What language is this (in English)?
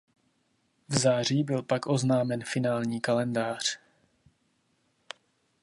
Czech